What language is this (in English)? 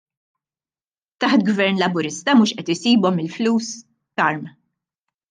Maltese